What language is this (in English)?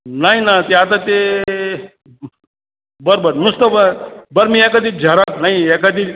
Marathi